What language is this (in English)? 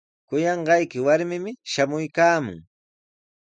Sihuas Ancash Quechua